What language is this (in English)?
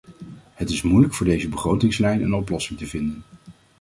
Dutch